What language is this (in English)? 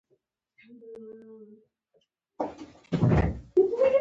Pashto